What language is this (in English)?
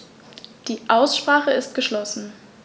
German